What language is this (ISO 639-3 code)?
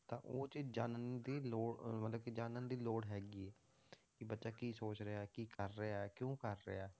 pan